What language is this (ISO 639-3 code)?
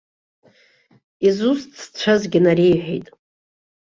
abk